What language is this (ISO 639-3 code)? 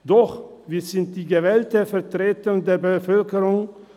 gsw